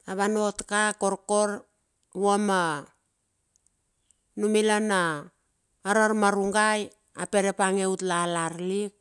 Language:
Bilur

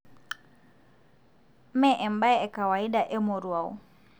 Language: Masai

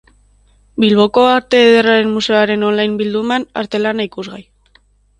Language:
Basque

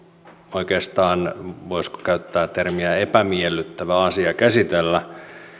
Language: Finnish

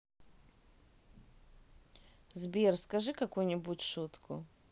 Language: Russian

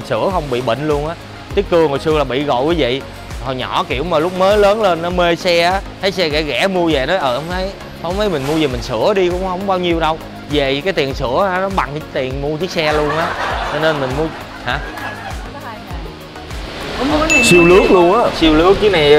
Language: Vietnamese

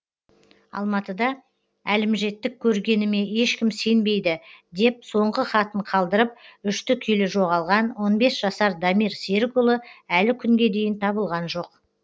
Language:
Kazakh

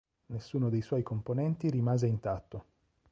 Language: Italian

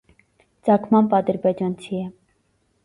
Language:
Armenian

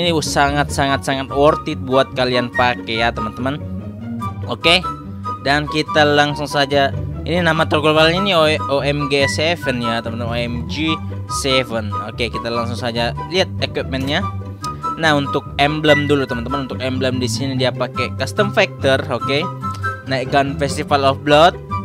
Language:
Indonesian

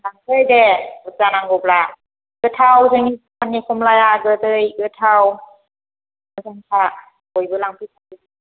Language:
Bodo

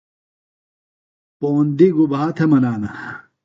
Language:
Phalura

